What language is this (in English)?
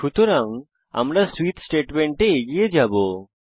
Bangla